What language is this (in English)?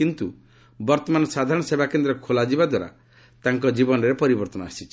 Odia